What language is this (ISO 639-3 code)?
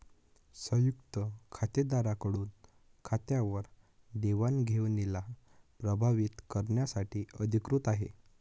mar